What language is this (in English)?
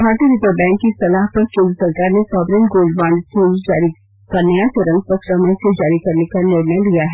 Hindi